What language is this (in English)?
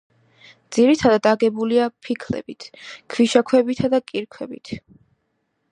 Georgian